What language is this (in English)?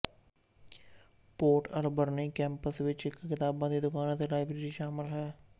Punjabi